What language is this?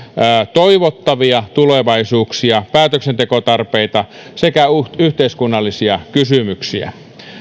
Finnish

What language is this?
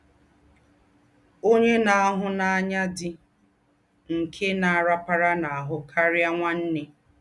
Igbo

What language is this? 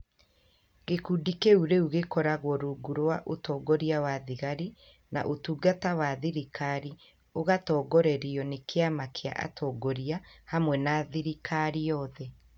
Kikuyu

